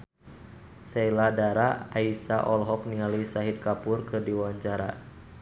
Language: Sundanese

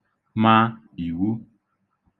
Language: Igbo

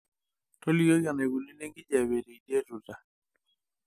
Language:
Masai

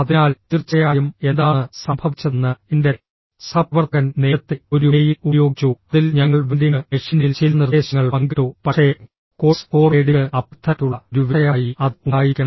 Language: Malayalam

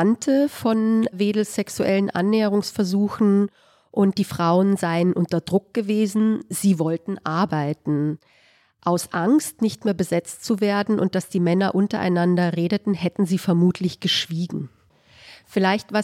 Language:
German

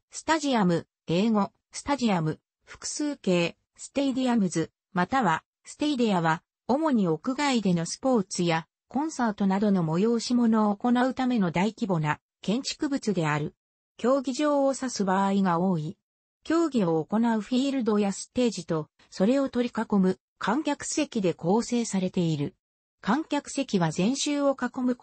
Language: Japanese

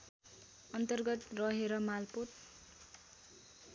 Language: Nepali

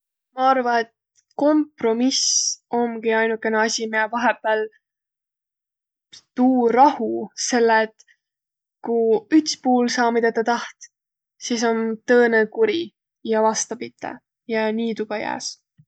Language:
Võro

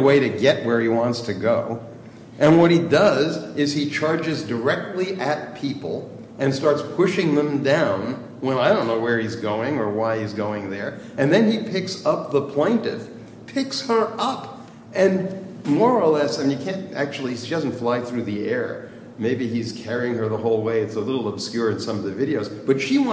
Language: English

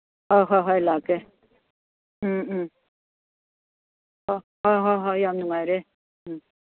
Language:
Manipuri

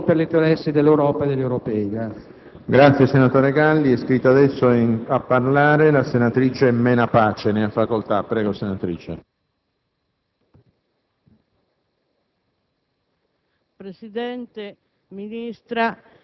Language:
Italian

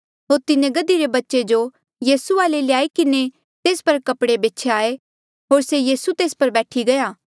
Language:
Mandeali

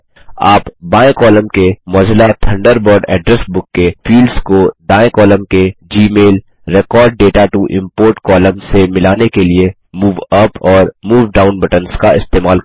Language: Hindi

